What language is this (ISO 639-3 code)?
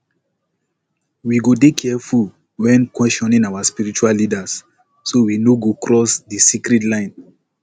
pcm